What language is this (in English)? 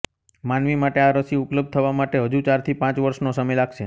Gujarati